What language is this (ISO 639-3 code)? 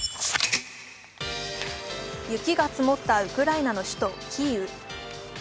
jpn